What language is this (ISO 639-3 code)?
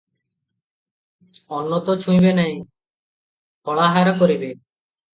ori